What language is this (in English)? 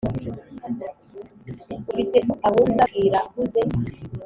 Kinyarwanda